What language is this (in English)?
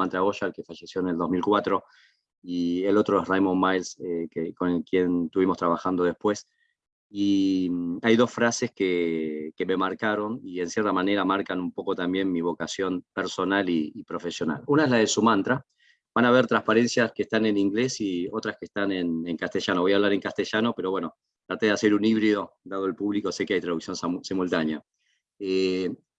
Spanish